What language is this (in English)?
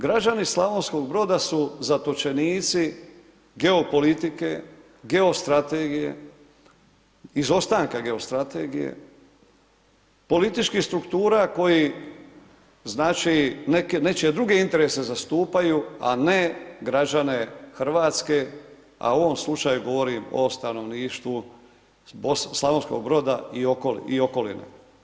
Croatian